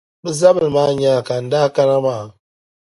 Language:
Dagbani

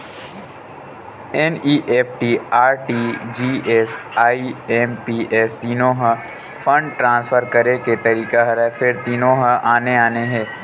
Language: Chhattisgarhi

